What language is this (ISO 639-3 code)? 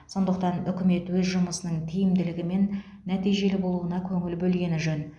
kaz